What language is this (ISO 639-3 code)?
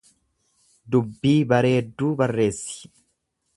orm